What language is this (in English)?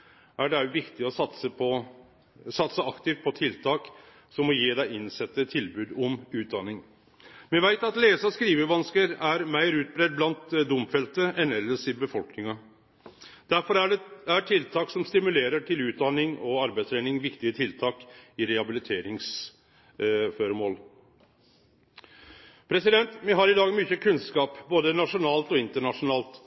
Norwegian Nynorsk